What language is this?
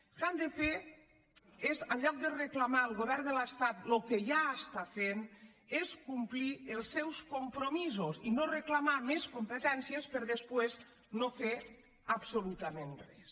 Catalan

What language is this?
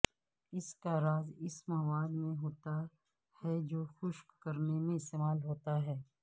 Urdu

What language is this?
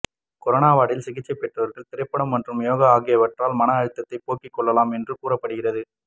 Tamil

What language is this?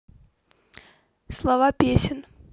Russian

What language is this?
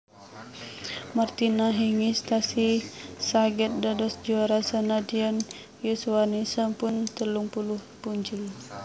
Javanese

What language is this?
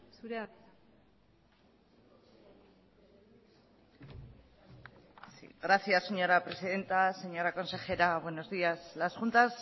Spanish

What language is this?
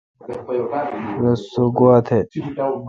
Kalkoti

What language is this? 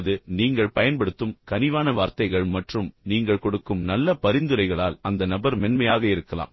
Tamil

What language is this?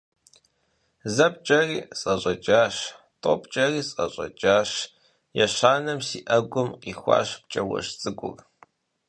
Kabardian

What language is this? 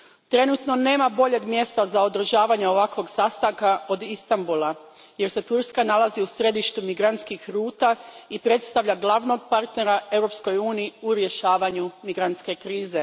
Croatian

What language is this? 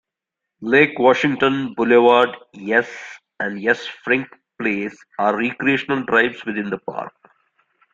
English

